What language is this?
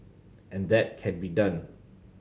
English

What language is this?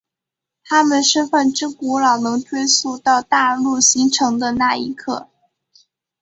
Chinese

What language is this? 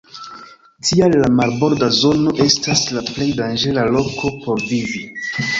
Esperanto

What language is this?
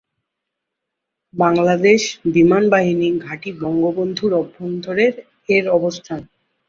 Bangla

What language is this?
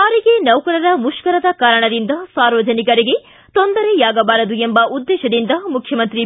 Kannada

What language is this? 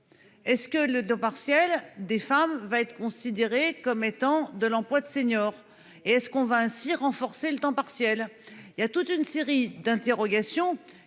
French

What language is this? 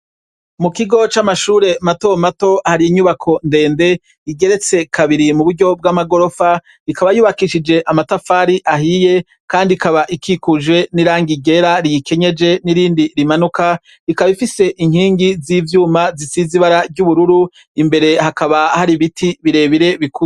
Rundi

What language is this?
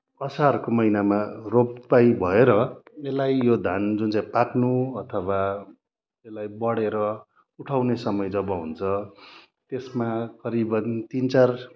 Nepali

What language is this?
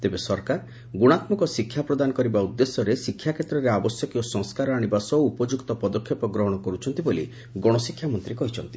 Odia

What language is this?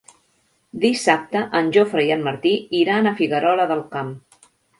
Catalan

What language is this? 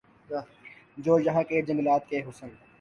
Urdu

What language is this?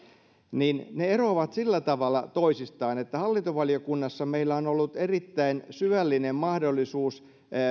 Finnish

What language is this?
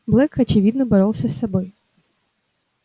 Russian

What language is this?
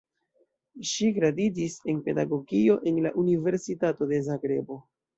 Esperanto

